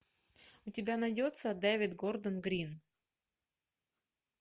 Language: Russian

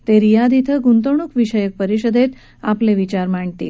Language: Marathi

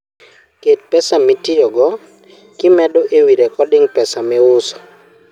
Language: Luo (Kenya and Tanzania)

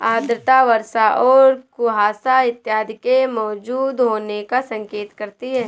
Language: Hindi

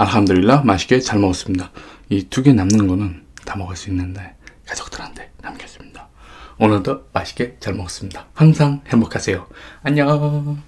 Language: Korean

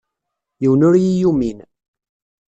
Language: Kabyle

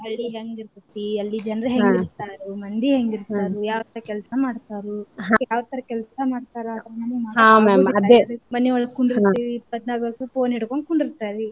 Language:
Kannada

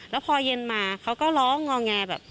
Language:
Thai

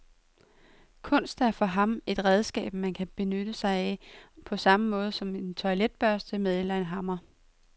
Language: Danish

